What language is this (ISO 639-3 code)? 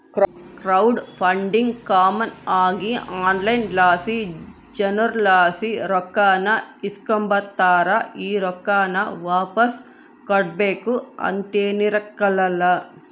kan